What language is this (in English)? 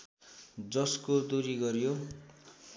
Nepali